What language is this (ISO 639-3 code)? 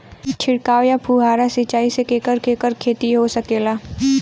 bho